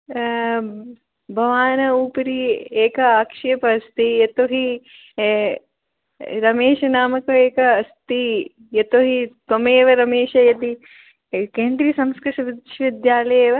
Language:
Sanskrit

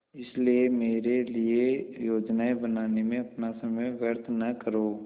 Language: Hindi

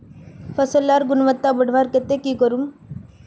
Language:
Magahi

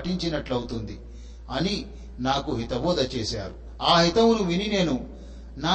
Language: Telugu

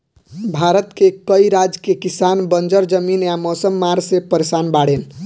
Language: Bhojpuri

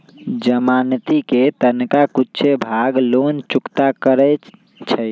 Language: Magahi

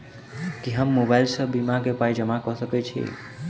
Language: Maithili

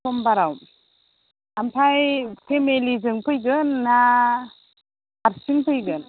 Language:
Bodo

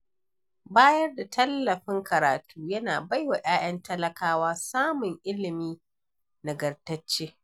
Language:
Hausa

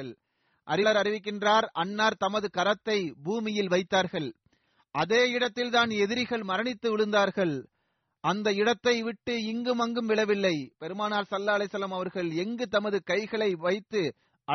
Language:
Tamil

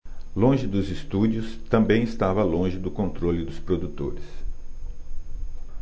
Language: Portuguese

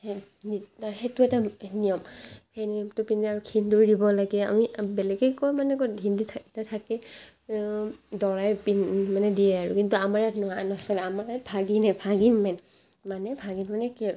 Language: Assamese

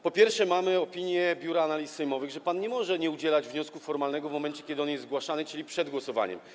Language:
Polish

